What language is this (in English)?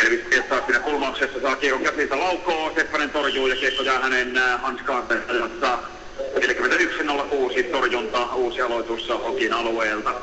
Finnish